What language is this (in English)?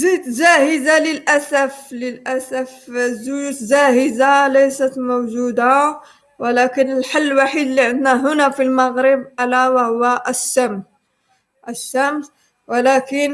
Arabic